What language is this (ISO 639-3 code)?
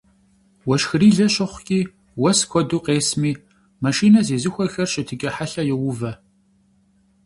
kbd